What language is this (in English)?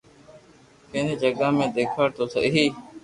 Loarki